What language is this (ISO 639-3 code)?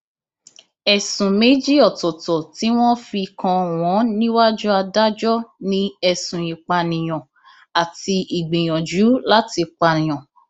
yor